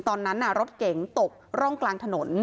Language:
Thai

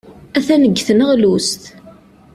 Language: Kabyle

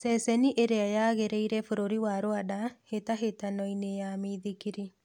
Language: Kikuyu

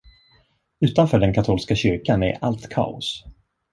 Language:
Swedish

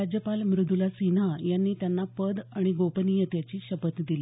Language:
Marathi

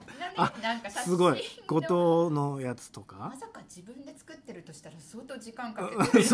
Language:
Japanese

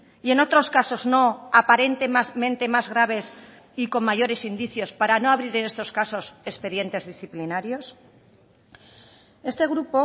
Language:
Spanish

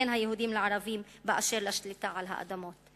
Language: Hebrew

